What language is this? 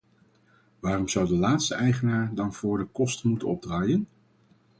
Dutch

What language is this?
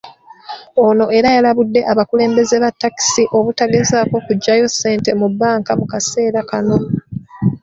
Ganda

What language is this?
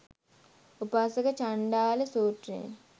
Sinhala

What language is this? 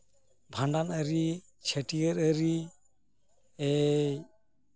Santali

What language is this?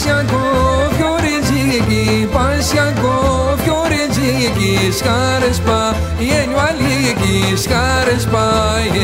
Arabic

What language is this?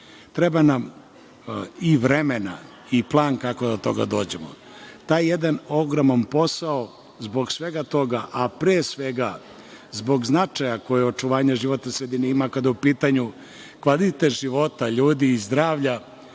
Serbian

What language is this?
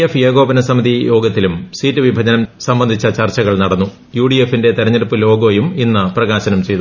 Malayalam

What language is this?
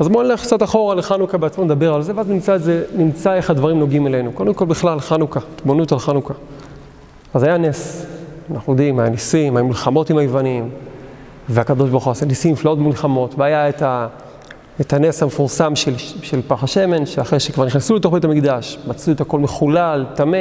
Hebrew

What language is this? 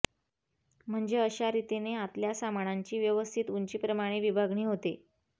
Marathi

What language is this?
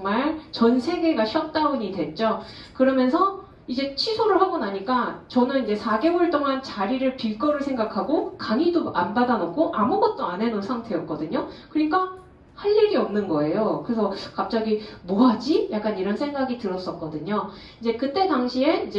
Korean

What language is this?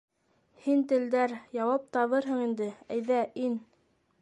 Bashkir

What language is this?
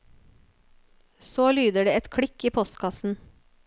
Norwegian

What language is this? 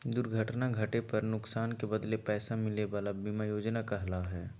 Magahi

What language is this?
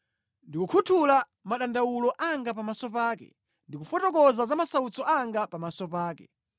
Nyanja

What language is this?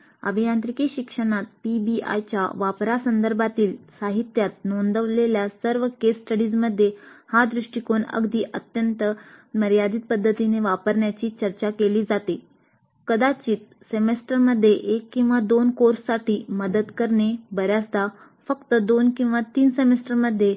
Marathi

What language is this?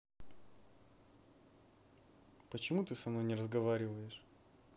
Russian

